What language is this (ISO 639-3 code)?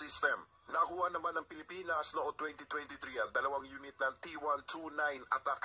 fil